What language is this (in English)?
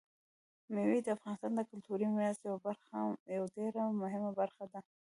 Pashto